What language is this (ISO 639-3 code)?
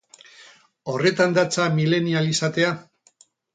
eus